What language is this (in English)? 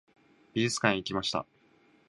Japanese